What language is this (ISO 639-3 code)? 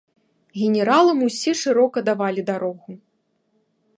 bel